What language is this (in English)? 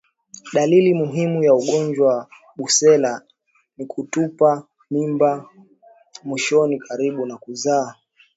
Swahili